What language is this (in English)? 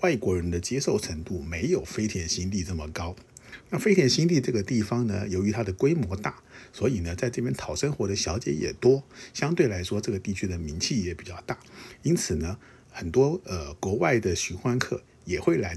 Chinese